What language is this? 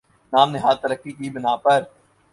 Urdu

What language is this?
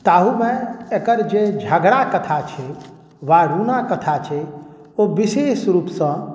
Maithili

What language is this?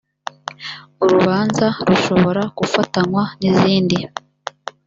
Kinyarwanda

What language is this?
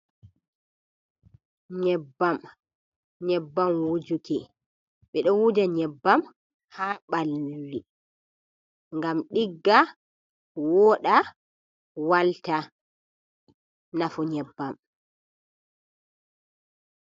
Fula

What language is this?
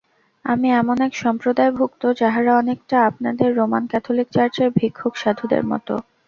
Bangla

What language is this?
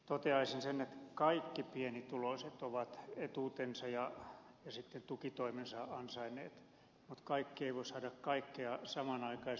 Finnish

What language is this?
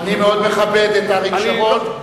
Hebrew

